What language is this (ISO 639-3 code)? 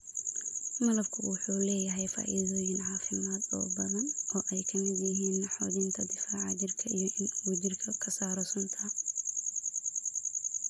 som